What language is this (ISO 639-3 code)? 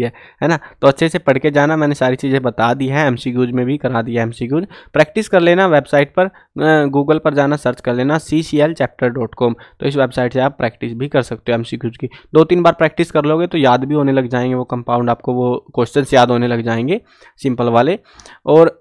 hin